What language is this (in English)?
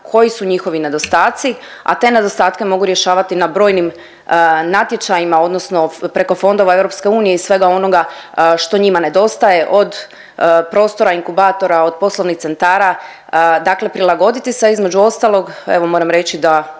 Croatian